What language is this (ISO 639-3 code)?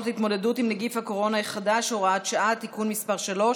heb